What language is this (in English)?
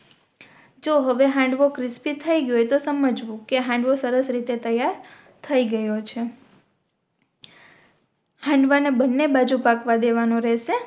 Gujarati